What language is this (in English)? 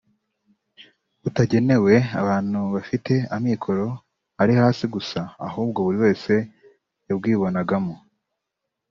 Kinyarwanda